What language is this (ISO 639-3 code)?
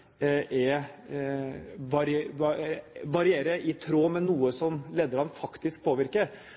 nob